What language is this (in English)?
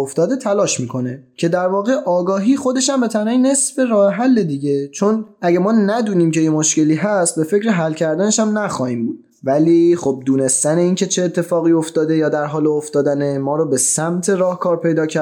Persian